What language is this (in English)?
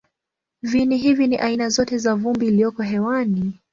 Swahili